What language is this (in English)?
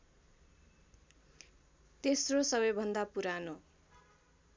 Nepali